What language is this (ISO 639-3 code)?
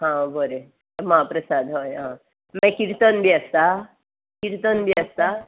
kok